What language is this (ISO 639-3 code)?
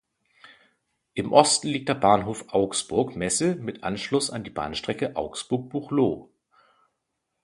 deu